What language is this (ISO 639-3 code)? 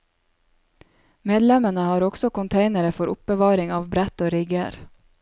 nor